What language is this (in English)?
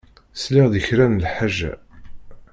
Kabyle